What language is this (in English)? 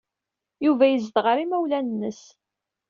Kabyle